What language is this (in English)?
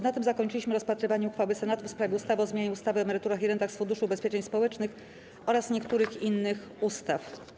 Polish